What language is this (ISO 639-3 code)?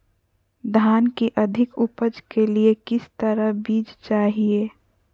mag